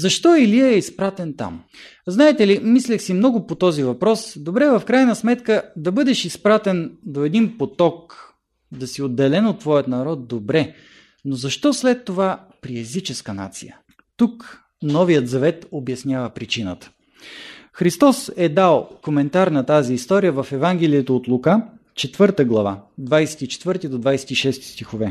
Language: Bulgarian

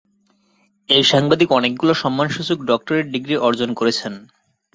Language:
Bangla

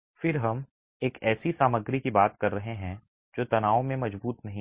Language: Hindi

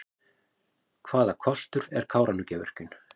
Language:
Icelandic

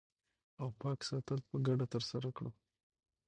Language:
Pashto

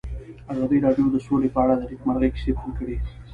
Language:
Pashto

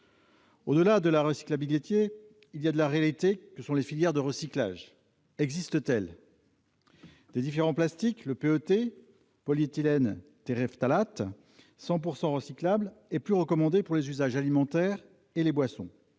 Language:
French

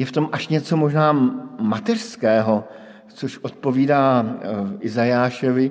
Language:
Czech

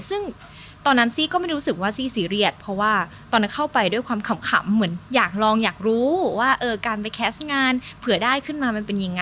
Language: Thai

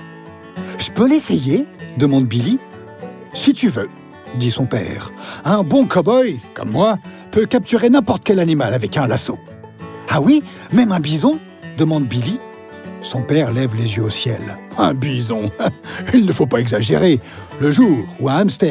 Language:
French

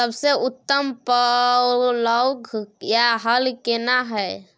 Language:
Maithili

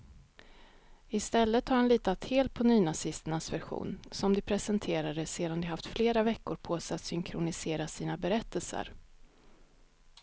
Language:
Swedish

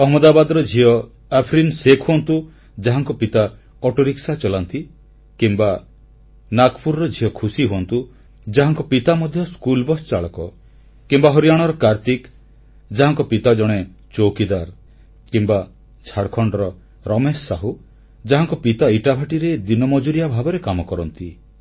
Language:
Odia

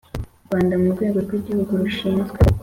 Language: Kinyarwanda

